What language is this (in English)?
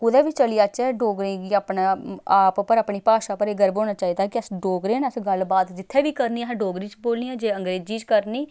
Dogri